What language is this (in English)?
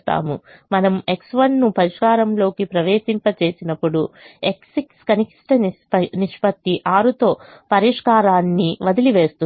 Telugu